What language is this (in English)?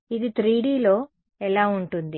Telugu